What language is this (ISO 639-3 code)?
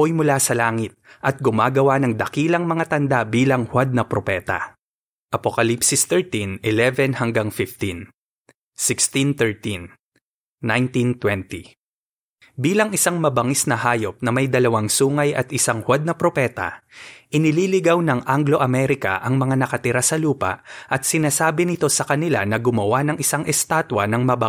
fil